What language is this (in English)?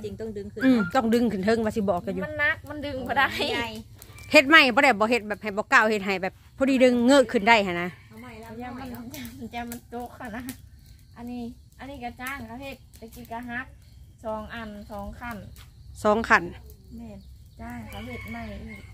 Thai